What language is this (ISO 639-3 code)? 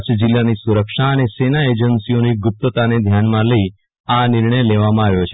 guj